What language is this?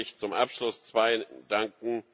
German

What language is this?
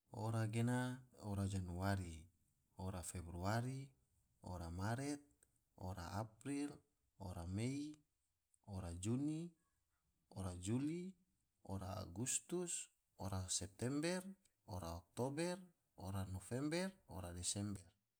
Tidore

